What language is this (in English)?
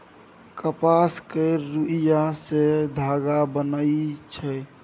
Maithili